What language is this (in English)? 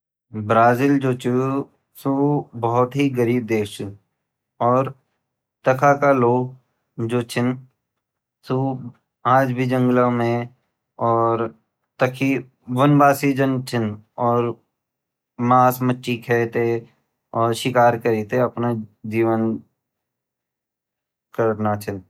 Garhwali